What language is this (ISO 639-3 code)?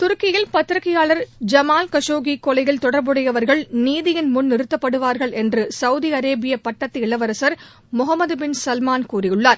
tam